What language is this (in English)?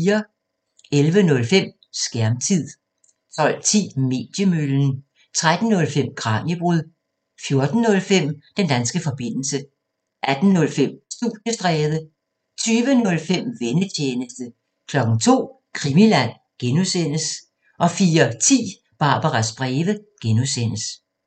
Danish